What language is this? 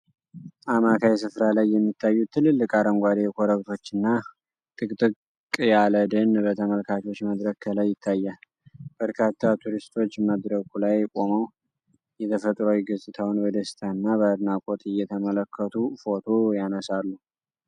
Amharic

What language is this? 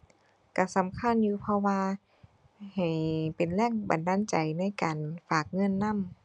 Thai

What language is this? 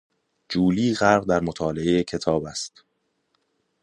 Persian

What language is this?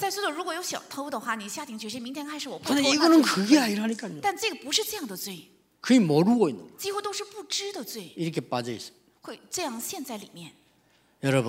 Korean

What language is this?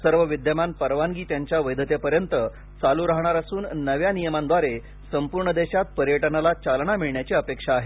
Marathi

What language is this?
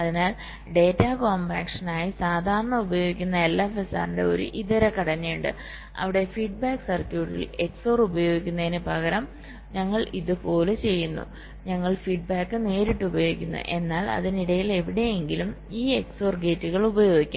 Malayalam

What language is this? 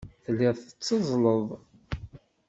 Kabyle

